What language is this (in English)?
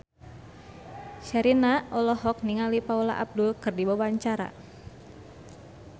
Sundanese